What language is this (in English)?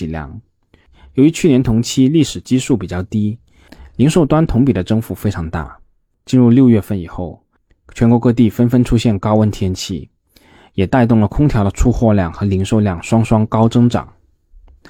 Chinese